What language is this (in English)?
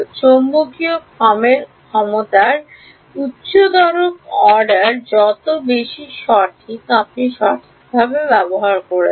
Bangla